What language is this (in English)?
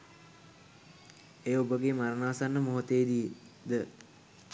Sinhala